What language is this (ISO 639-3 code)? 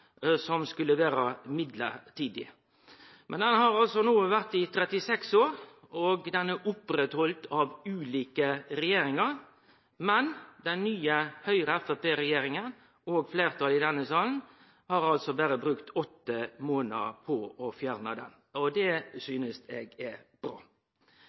nno